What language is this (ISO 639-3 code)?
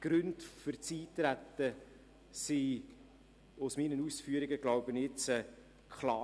gsw